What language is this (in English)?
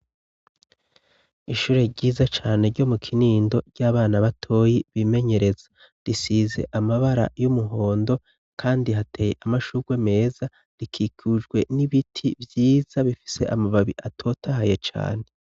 Rundi